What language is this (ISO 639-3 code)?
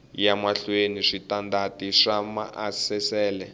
tso